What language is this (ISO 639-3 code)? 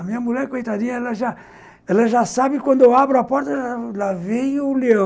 por